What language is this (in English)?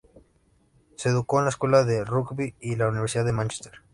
Spanish